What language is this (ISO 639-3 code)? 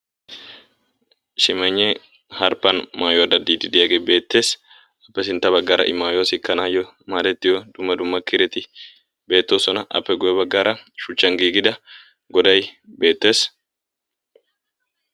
wal